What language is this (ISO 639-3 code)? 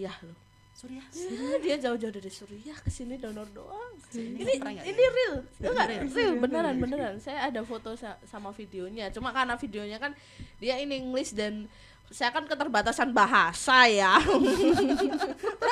ind